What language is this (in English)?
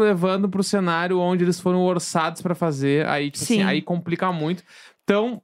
Portuguese